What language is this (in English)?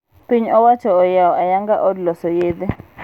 Luo (Kenya and Tanzania)